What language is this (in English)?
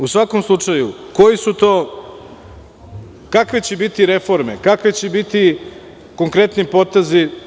Serbian